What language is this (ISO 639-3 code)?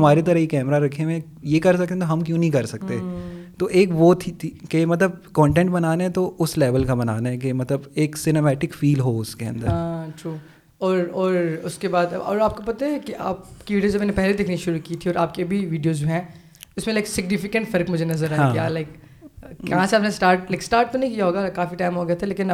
urd